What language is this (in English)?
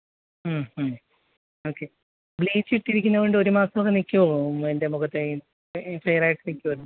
Malayalam